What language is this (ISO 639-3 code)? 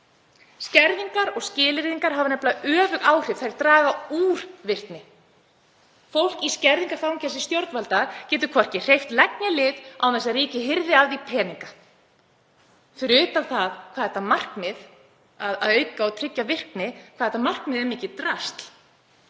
isl